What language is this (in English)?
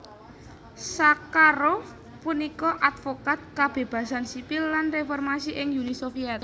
Javanese